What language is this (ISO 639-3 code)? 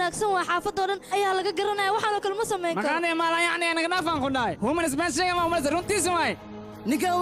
ara